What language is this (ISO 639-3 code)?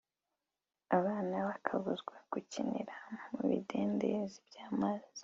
kin